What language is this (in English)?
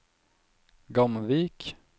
Norwegian